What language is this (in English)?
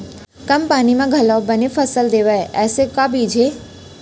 Chhattisgarhi